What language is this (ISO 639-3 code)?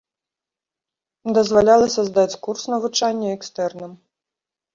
bel